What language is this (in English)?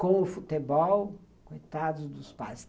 Portuguese